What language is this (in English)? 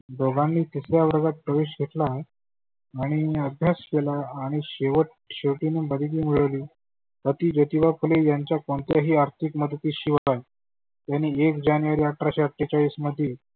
Marathi